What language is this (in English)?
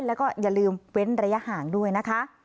Thai